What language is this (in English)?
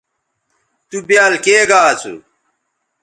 Bateri